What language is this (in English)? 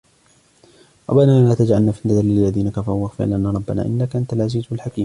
Arabic